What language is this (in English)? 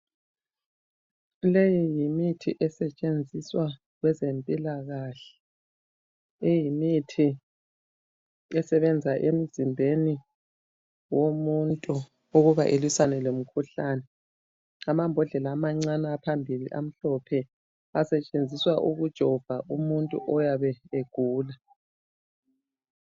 North Ndebele